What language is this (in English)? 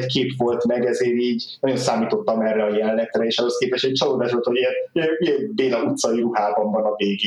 Hungarian